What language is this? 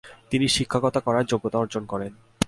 Bangla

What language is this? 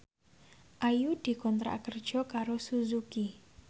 Javanese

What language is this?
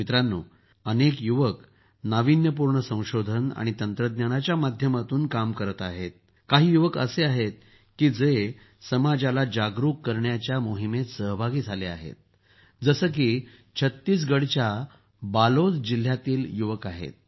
Marathi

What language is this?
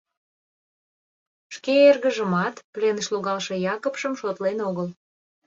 Mari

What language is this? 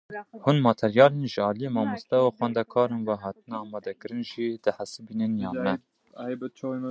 Kurdish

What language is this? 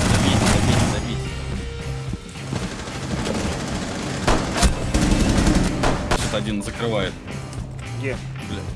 Russian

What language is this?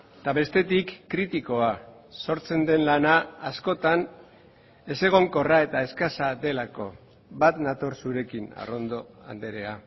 Basque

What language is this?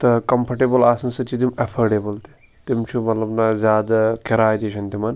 Kashmiri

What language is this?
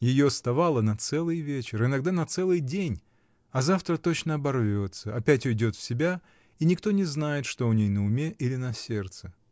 Russian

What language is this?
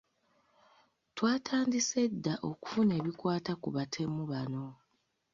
Ganda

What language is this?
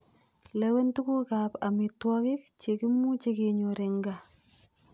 Kalenjin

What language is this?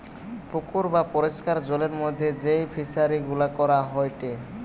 Bangla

